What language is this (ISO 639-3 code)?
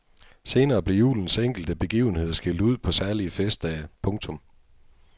dan